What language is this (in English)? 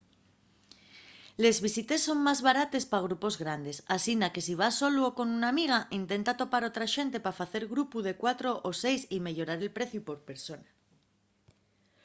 Asturian